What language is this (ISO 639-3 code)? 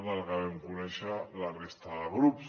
cat